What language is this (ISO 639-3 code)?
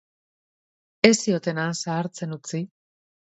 eus